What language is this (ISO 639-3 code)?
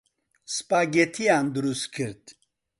ckb